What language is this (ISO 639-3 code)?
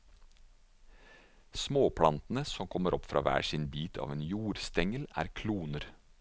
nor